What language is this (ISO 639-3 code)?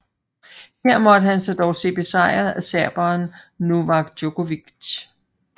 dan